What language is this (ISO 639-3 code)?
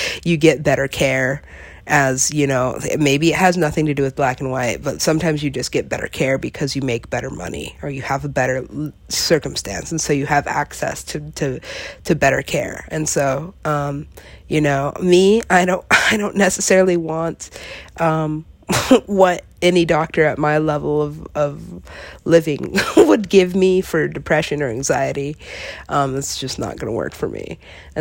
eng